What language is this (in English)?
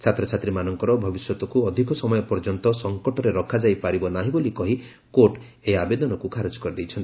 Odia